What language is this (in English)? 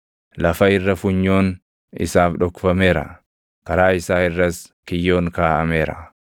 Oromo